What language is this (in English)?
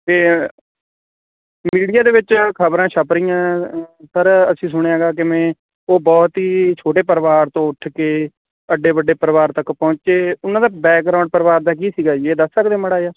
Punjabi